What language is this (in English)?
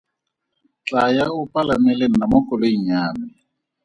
Tswana